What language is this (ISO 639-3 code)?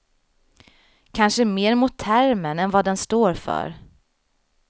swe